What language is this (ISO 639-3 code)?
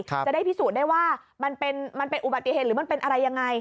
tha